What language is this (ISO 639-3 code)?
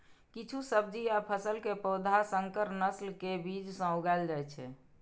mai